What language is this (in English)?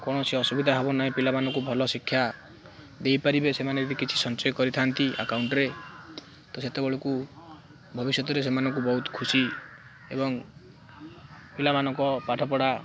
Odia